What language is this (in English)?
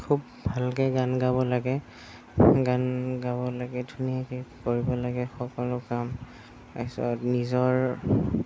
Assamese